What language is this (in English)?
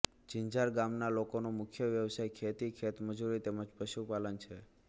Gujarati